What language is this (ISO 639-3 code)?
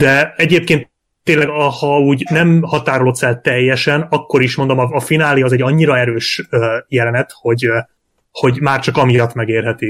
hun